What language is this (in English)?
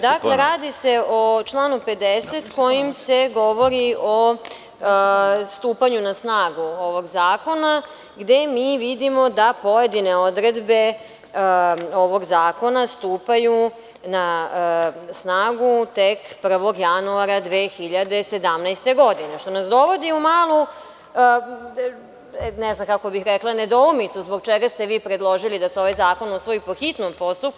Serbian